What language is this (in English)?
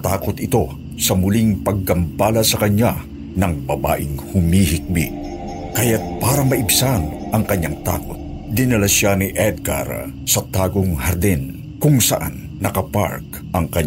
Filipino